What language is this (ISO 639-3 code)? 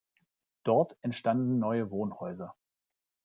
deu